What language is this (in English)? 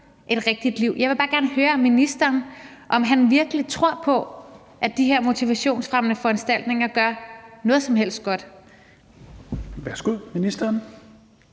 Danish